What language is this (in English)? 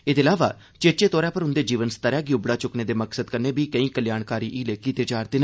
Dogri